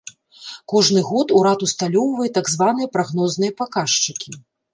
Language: Belarusian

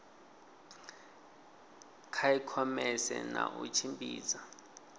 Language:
Venda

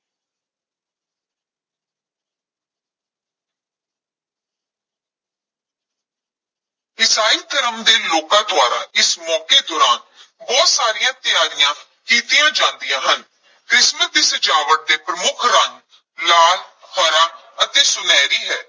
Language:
Punjabi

